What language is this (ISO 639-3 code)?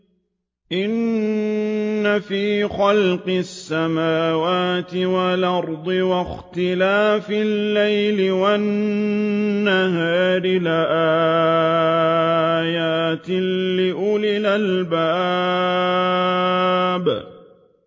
ara